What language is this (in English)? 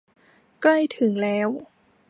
Thai